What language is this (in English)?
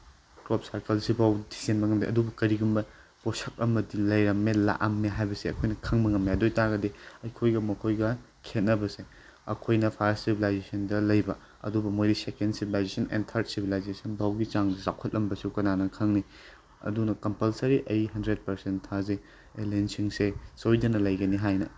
Manipuri